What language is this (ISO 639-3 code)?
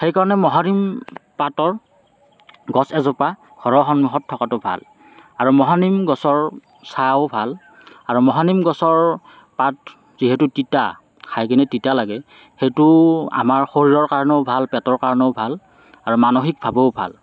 asm